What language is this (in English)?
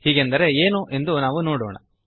Kannada